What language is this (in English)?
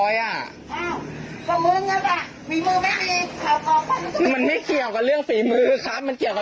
Thai